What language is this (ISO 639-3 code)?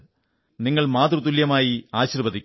mal